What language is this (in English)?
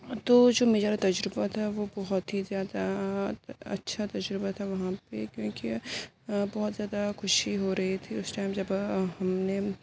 Urdu